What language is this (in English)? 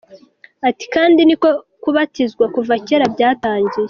Kinyarwanda